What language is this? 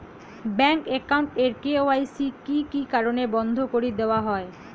Bangla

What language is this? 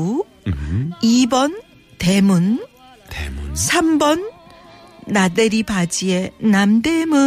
Korean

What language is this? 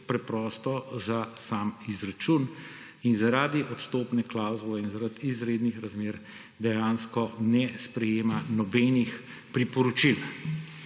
Slovenian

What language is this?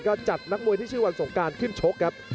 Thai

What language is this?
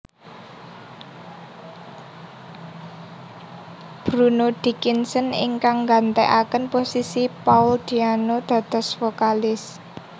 Javanese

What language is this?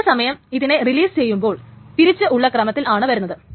Malayalam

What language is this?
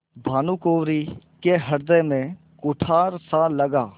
Hindi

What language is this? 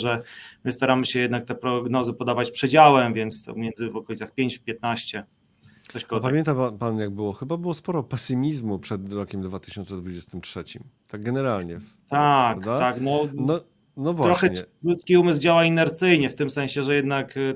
Polish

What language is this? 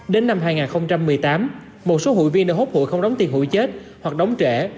Vietnamese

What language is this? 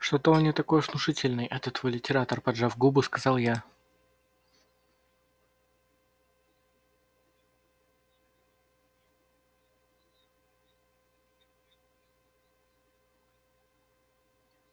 Russian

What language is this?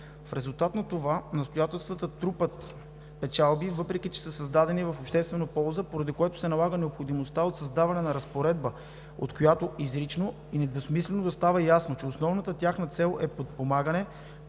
Bulgarian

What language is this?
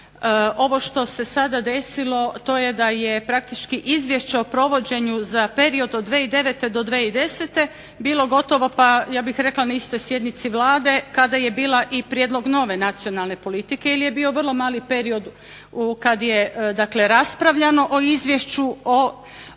Croatian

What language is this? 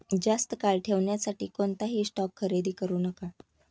Marathi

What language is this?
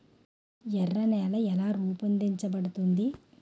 Telugu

